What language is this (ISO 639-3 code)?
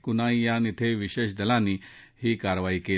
mar